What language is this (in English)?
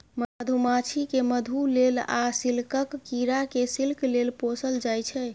Maithili